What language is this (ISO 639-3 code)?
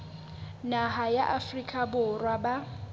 sot